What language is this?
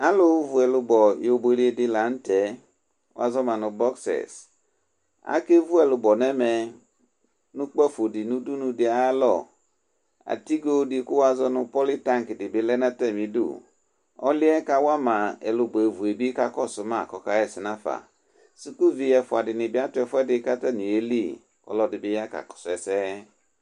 Ikposo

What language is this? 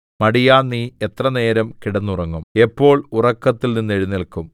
Malayalam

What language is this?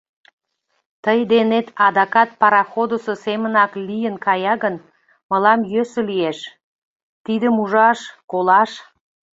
Mari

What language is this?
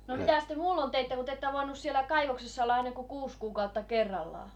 Finnish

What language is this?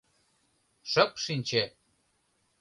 Mari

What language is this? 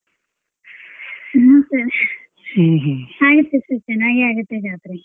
Kannada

